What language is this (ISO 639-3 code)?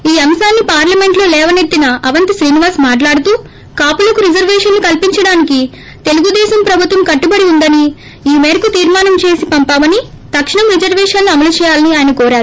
tel